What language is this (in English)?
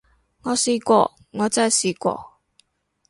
Cantonese